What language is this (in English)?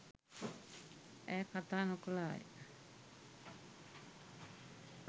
Sinhala